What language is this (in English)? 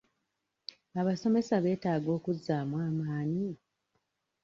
Ganda